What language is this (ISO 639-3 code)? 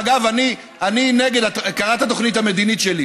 heb